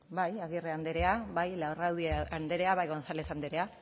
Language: Basque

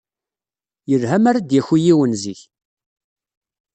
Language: Kabyle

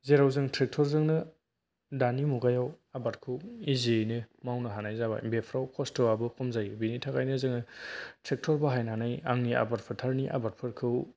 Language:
Bodo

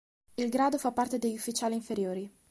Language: Italian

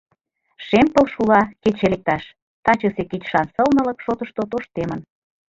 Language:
Mari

